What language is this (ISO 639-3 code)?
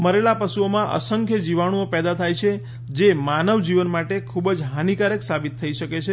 guj